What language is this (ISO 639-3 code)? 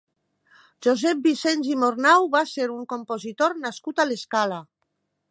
cat